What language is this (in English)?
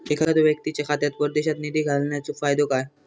Marathi